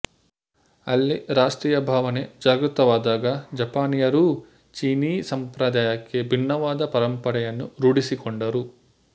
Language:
Kannada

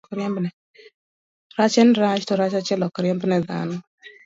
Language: Luo (Kenya and Tanzania)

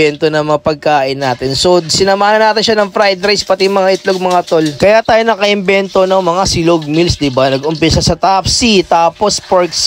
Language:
Filipino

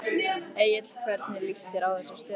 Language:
Icelandic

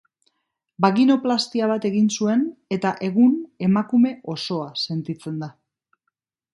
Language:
Basque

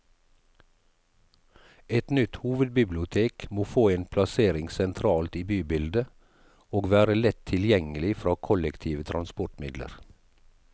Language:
Norwegian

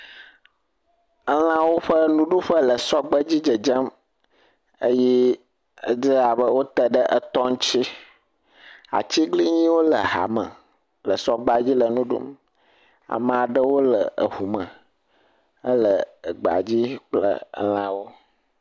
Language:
Ewe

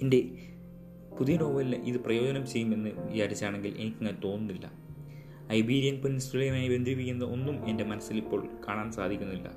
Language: Malayalam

